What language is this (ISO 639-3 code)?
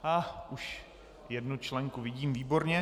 ces